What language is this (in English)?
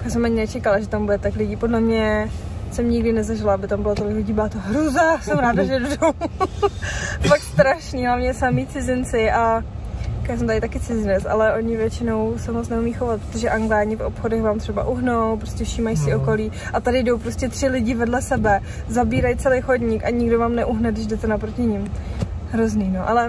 Czech